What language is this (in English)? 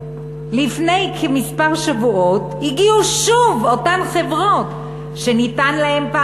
Hebrew